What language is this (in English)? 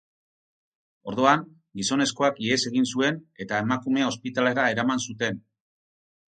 Basque